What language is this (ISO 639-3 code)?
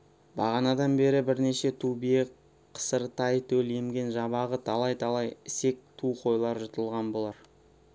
kaz